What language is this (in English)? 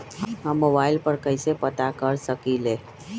Magahi